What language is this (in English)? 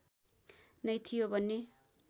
Nepali